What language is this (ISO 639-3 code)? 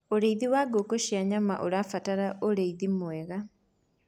kik